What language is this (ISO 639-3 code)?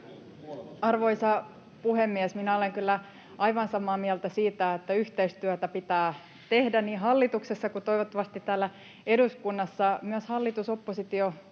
fin